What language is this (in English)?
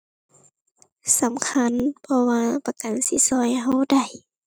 Thai